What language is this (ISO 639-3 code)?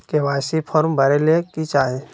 mag